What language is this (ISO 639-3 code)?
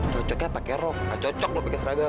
ind